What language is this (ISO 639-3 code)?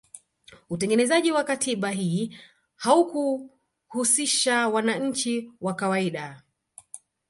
swa